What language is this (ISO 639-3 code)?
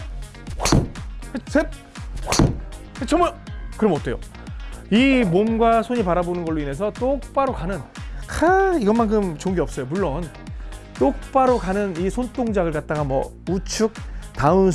kor